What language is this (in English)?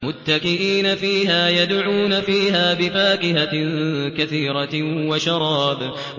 Arabic